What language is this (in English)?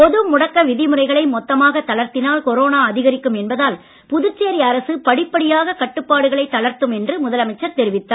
Tamil